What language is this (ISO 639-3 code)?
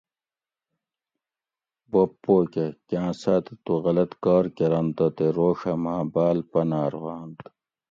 gwc